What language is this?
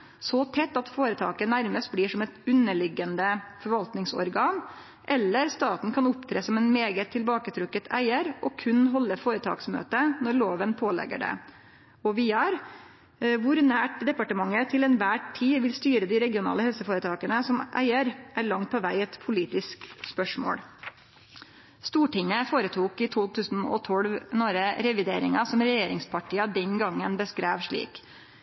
Norwegian Nynorsk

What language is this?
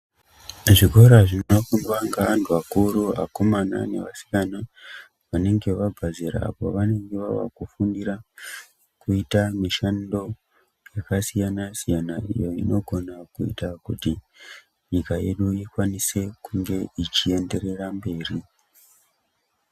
Ndau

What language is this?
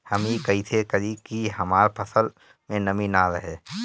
Bhojpuri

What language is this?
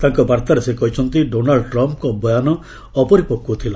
Odia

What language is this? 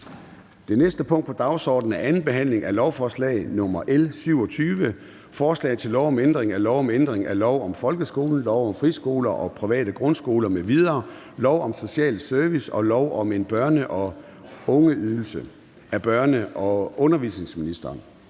Danish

